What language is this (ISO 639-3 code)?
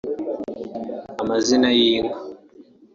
kin